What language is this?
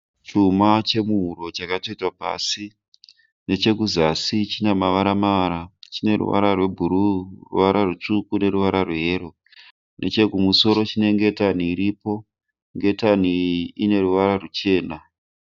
Shona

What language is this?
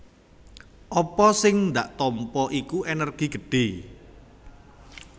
Javanese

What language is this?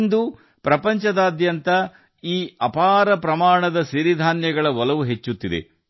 Kannada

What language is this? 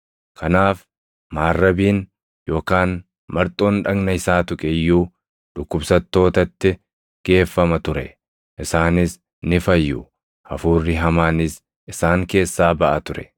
Oromo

